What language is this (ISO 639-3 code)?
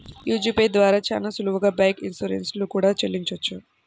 tel